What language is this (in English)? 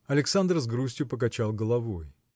Russian